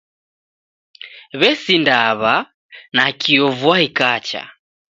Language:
Taita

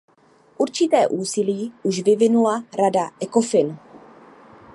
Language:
Czech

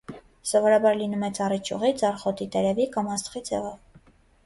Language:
Armenian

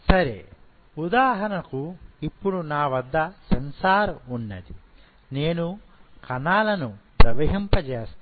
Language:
Telugu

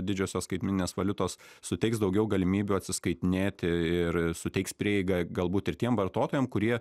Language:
Lithuanian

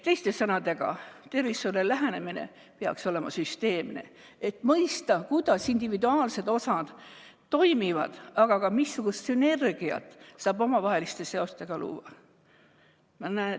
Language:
Estonian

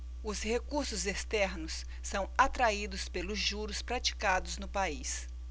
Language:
Portuguese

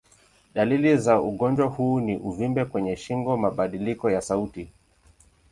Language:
Swahili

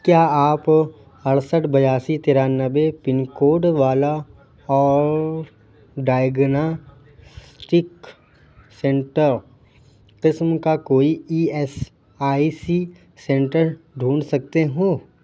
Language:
Urdu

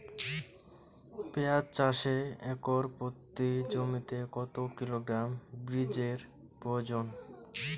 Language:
Bangla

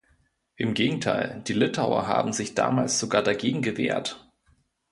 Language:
German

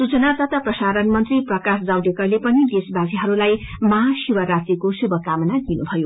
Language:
Nepali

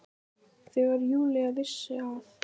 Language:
Icelandic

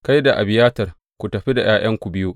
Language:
Hausa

